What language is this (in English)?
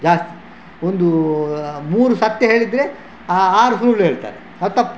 Kannada